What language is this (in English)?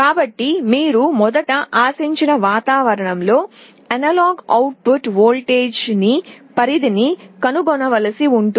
Telugu